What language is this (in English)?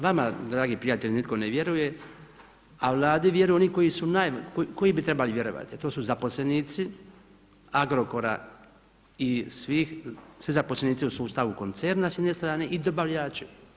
Croatian